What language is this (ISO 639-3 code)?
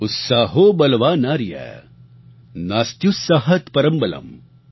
guj